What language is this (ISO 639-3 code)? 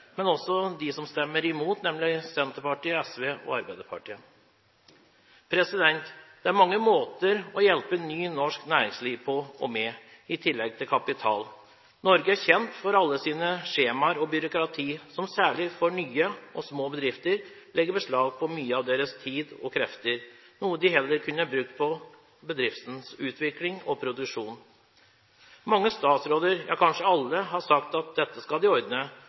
nob